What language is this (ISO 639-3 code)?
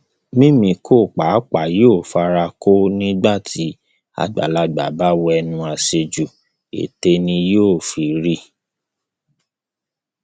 yor